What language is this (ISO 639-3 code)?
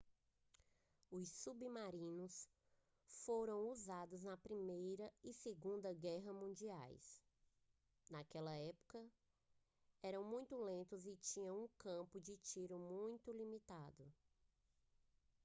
por